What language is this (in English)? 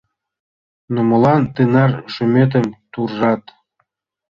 Mari